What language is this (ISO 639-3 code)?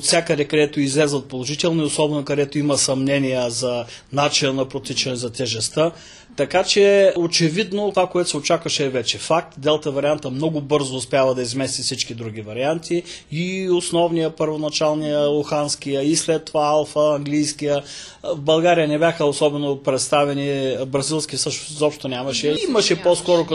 bul